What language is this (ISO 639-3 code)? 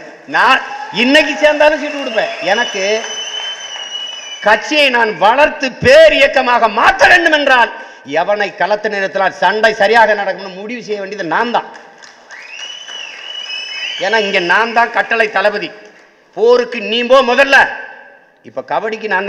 tam